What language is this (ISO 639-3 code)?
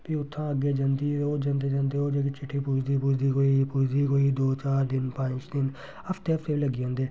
doi